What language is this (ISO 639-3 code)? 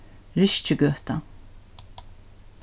fao